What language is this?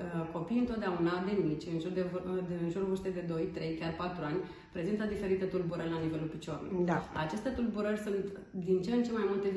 Romanian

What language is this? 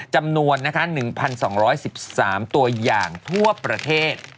Thai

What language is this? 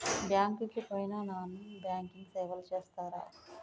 Telugu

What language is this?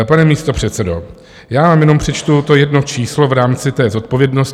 Czech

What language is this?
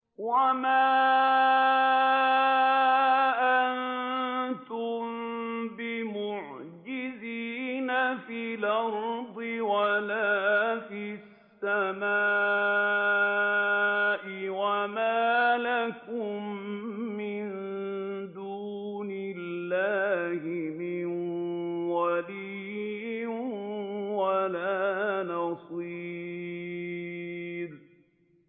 Arabic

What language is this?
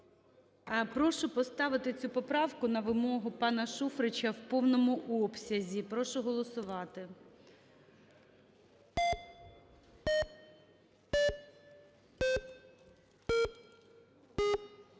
Ukrainian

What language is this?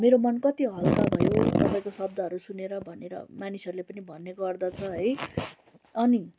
Nepali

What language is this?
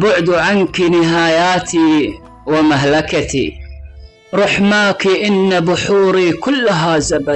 Arabic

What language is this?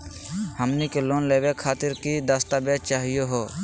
Magahi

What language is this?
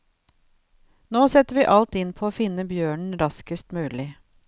Norwegian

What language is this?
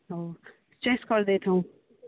Odia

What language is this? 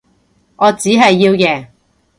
Cantonese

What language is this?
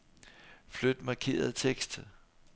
Danish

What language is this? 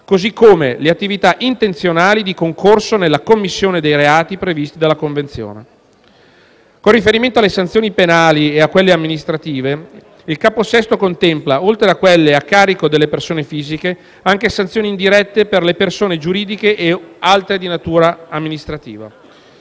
Italian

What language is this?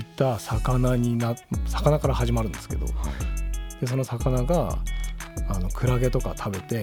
Japanese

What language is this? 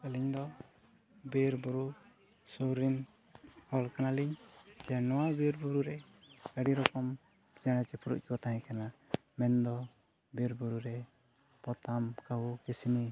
Santali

